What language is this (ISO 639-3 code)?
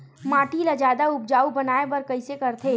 hne